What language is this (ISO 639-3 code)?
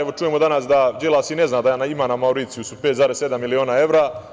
srp